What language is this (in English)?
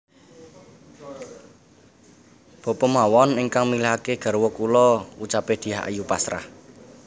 Javanese